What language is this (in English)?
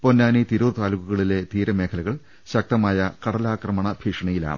Malayalam